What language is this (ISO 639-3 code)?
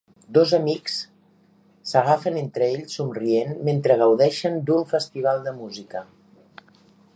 cat